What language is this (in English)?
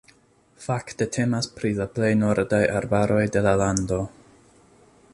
Esperanto